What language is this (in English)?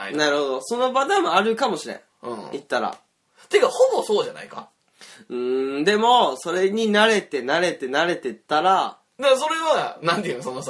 Japanese